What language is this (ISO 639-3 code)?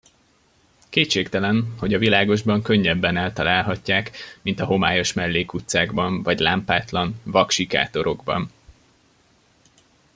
hun